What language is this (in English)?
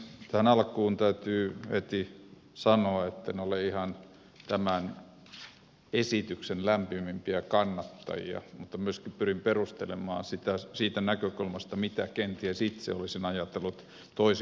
Finnish